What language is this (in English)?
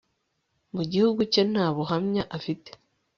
Kinyarwanda